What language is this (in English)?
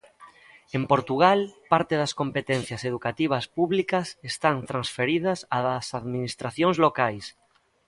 Galician